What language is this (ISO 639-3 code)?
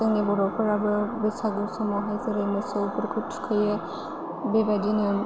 brx